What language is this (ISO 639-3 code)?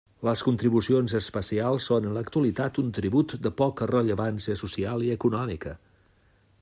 cat